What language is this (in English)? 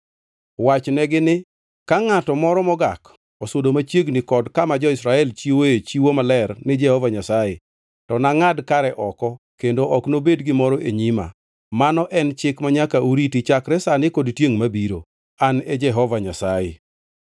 Luo (Kenya and Tanzania)